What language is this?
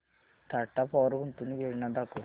Marathi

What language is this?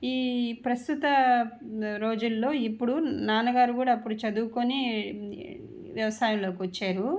Telugu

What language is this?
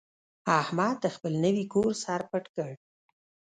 Pashto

